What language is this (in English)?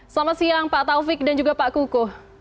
Indonesian